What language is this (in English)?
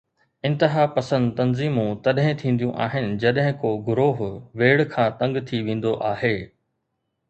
Sindhi